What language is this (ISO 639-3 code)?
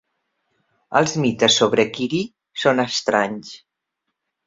cat